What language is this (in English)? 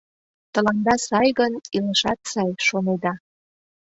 Mari